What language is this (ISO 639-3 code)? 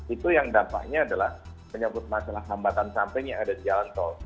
ind